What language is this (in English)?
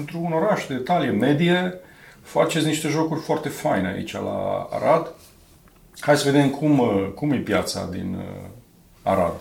Romanian